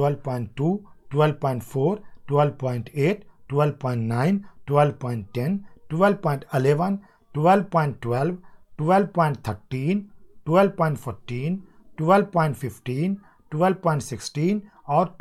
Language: Hindi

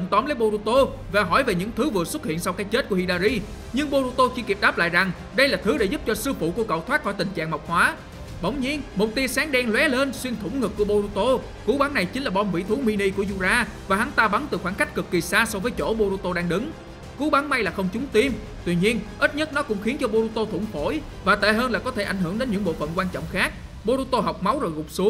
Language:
Vietnamese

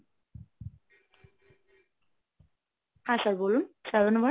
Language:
Bangla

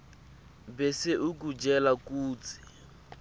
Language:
Swati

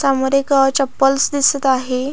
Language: Marathi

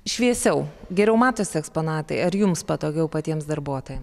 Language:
Lithuanian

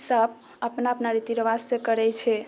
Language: Maithili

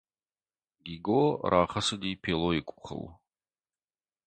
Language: Ossetic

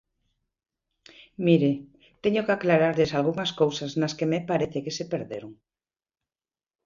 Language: Galician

